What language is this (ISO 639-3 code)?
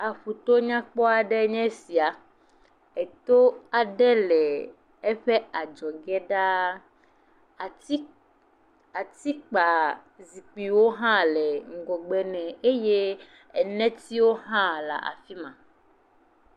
ewe